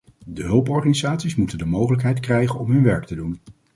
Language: Dutch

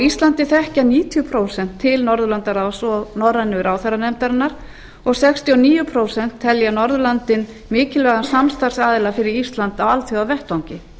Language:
Icelandic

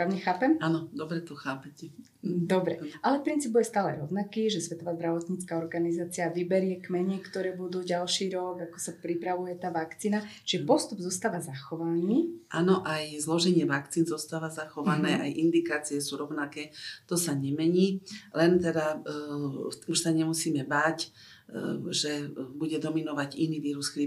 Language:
Slovak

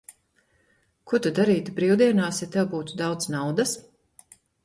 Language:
Latvian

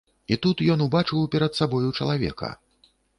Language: Belarusian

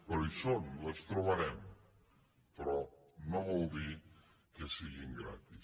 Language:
Catalan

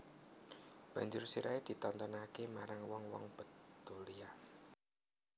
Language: Javanese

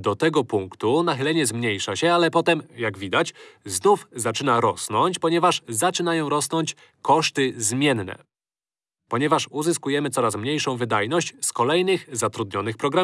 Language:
Polish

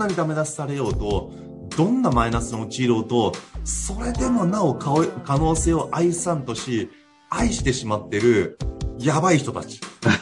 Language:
Japanese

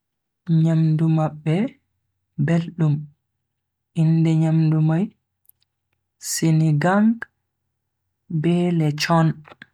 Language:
Bagirmi Fulfulde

